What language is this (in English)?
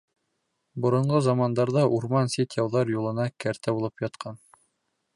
Bashkir